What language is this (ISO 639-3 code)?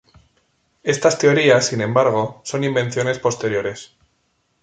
spa